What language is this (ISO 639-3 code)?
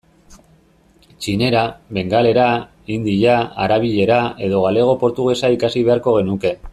eus